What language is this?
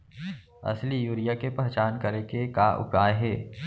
Chhattisgarhi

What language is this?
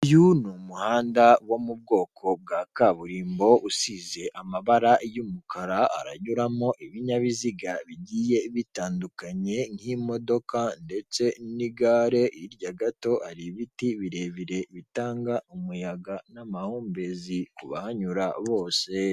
Kinyarwanda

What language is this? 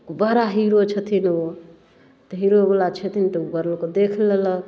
Maithili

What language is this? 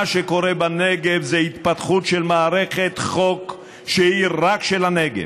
Hebrew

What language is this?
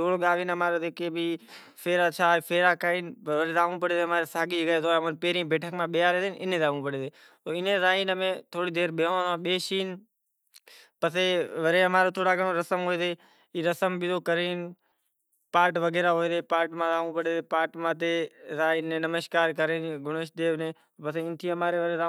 Kachi Koli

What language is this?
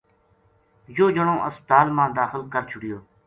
Gujari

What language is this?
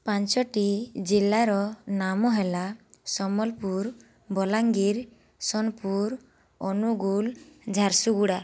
Odia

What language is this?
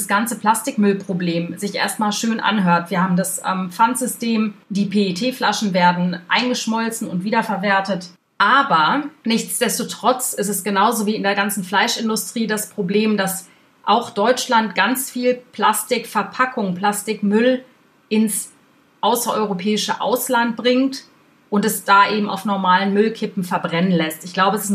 German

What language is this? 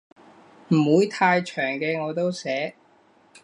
Cantonese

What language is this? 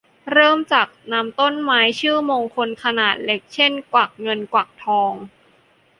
Thai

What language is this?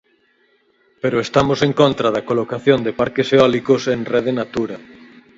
Galician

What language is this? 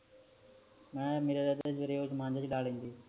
Punjabi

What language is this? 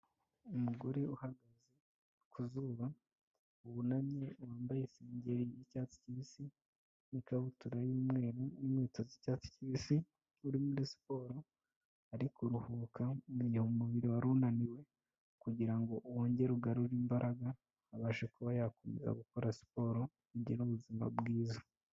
Kinyarwanda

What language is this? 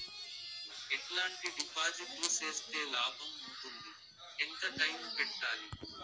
Telugu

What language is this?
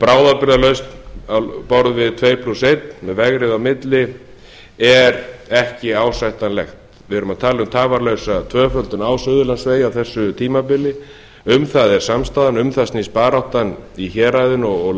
Icelandic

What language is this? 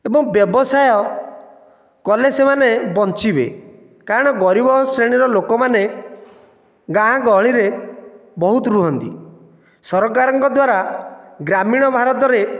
Odia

